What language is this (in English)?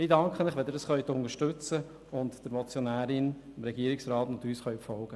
Swiss German